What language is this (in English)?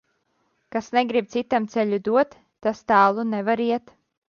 Latvian